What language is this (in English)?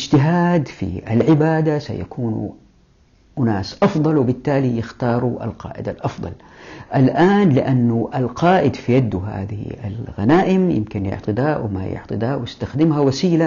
Arabic